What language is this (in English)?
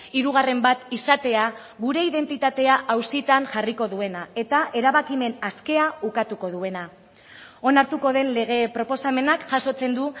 Basque